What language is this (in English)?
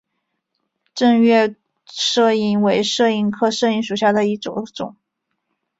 Chinese